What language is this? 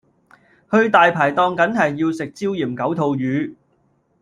Cantonese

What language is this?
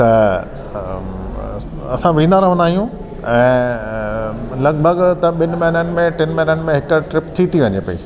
Sindhi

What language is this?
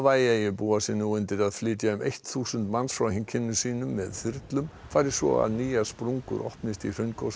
Icelandic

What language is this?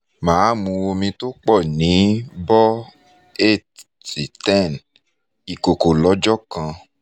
Yoruba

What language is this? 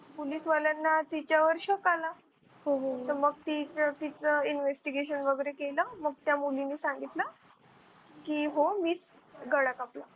Marathi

